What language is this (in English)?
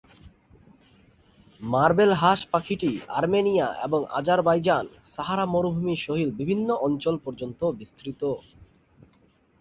Bangla